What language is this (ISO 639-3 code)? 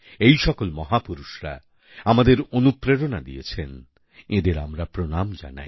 ben